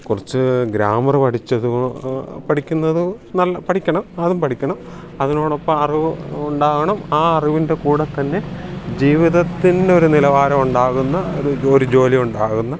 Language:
Malayalam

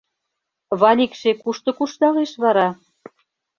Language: Mari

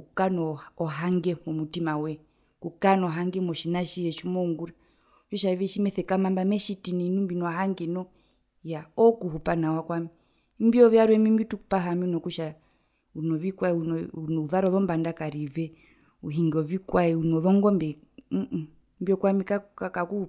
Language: Herero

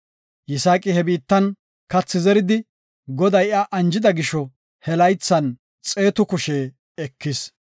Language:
Gofa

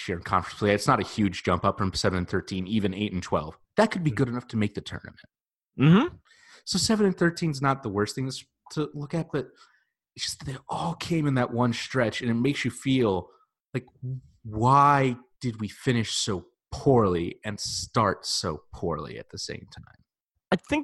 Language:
English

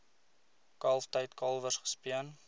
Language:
Afrikaans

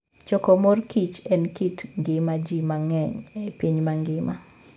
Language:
Luo (Kenya and Tanzania)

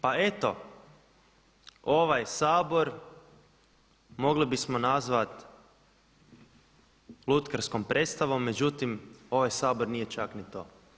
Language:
Croatian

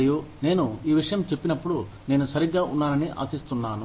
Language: Telugu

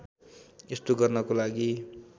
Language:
Nepali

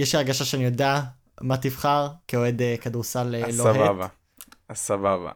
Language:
Hebrew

